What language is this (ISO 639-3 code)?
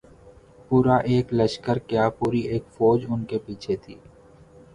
urd